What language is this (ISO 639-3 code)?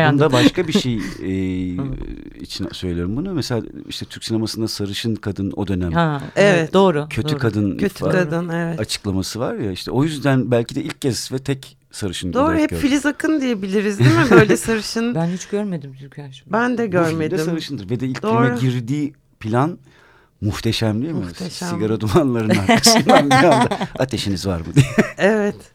tur